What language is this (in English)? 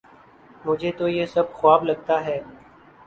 Urdu